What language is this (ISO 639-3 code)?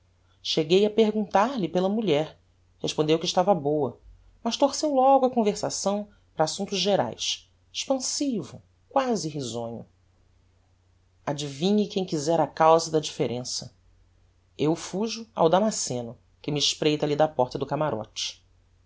por